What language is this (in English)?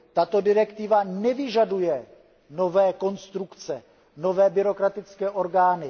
Czech